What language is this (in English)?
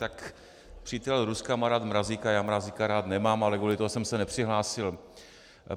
Czech